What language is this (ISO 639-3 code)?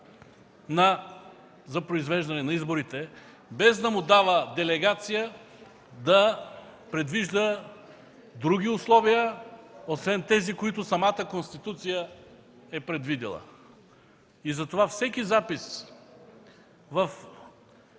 bul